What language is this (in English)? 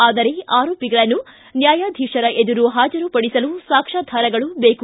Kannada